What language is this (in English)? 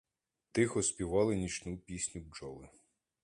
Ukrainian